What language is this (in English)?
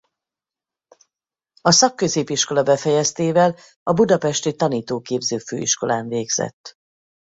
Hungarian